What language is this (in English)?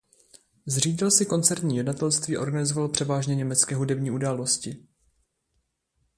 Czech